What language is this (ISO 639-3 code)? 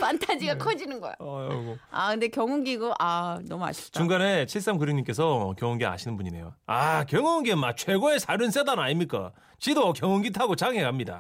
kor